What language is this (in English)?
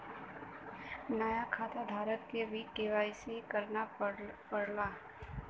Bhojpuri